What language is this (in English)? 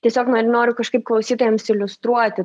Lithuanian